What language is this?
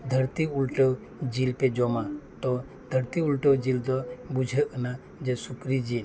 Santali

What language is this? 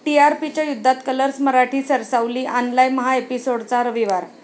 Marathi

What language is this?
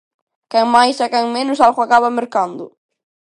Galician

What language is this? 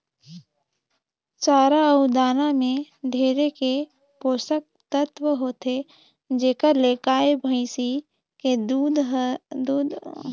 Chhattisgarhi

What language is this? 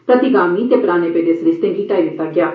Dogri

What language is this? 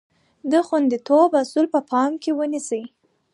Pashto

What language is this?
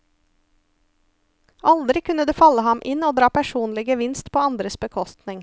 Norwegian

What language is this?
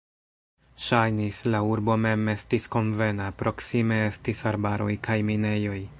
Esperanto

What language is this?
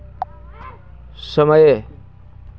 Hindi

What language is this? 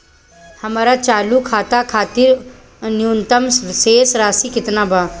Bhojpuri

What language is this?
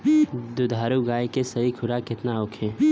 Bhojpuri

